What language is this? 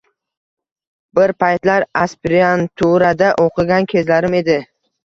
Uzbek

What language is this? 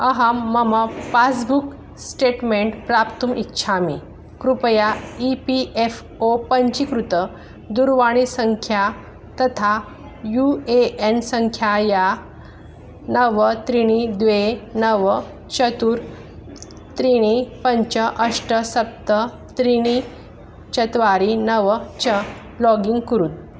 Sanskrit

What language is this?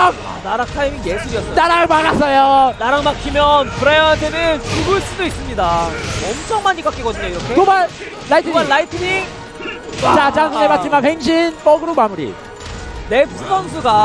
Korean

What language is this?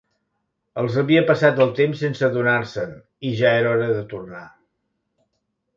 Catalan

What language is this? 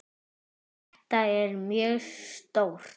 Icelandic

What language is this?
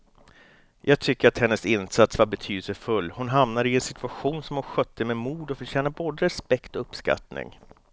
Swedish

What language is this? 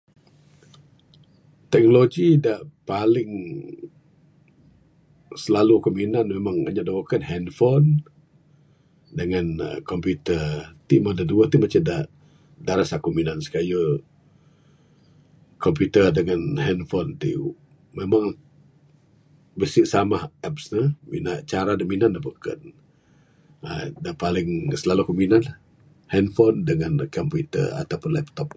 Bukar-Sadung Bidayuh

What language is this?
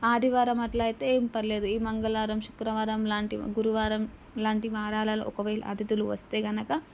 Telugu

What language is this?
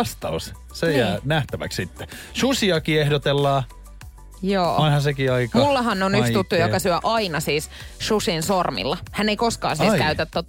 Finnish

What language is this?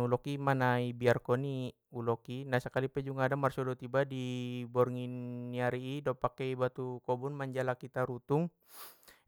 Batak Mandailing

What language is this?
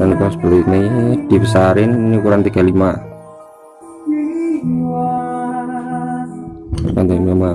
Indonesian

